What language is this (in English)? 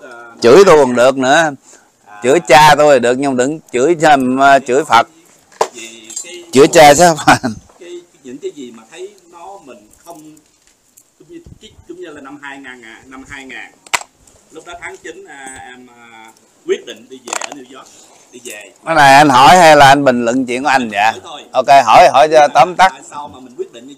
Vietnamese